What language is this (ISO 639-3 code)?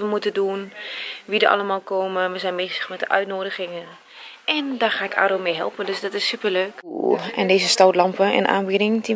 nld